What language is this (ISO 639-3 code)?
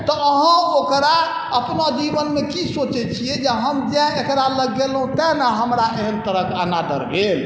mai